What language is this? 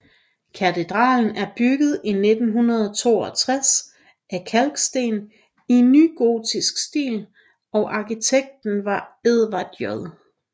Danish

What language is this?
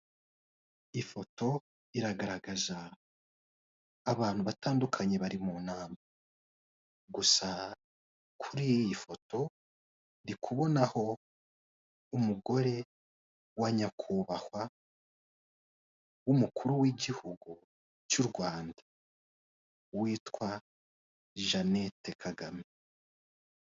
Kinyarwanda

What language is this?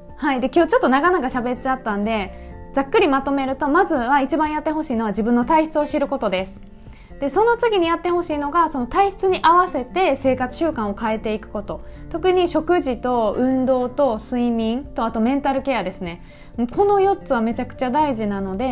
Japanese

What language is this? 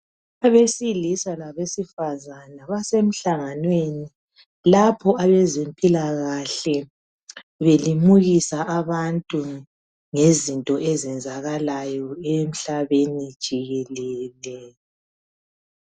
North Ndebele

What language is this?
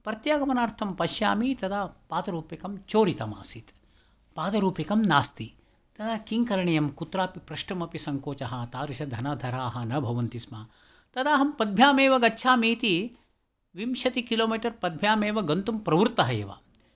Sanskrit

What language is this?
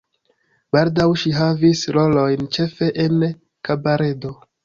Esperanto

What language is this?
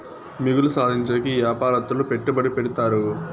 Telugu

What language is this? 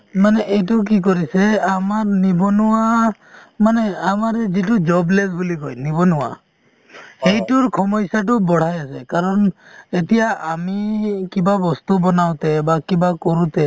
Assamese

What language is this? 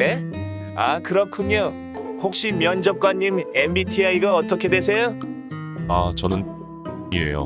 Korean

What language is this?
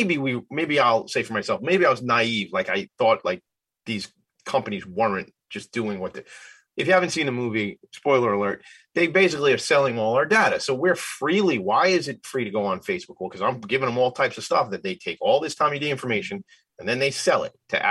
English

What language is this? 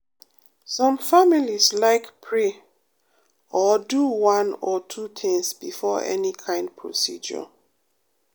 Nigerian Pidgin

